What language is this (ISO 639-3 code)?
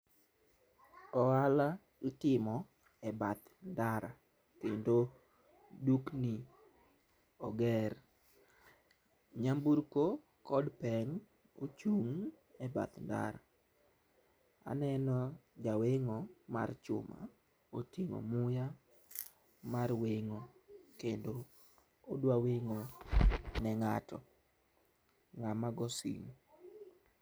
luo